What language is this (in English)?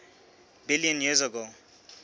Southern Sotho